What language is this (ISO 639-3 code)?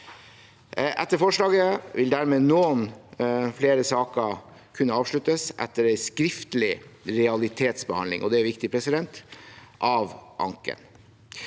nor